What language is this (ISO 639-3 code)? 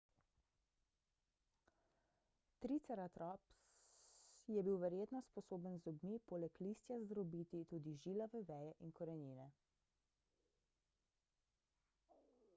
slv